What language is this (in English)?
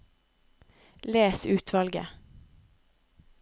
Norwegian